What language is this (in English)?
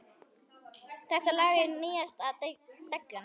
Icelandic